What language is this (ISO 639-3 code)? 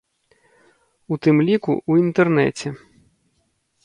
bel